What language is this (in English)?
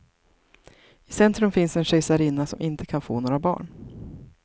Swedish